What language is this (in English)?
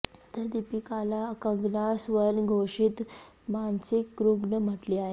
Marathi